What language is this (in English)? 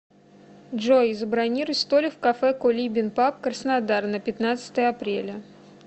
Russian